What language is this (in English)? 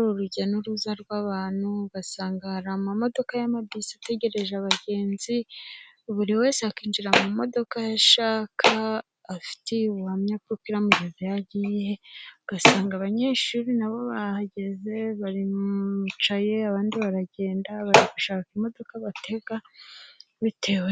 Kinyarwanda